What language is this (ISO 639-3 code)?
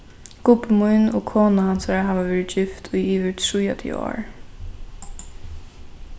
fao